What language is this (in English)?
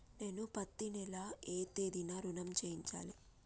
Telugu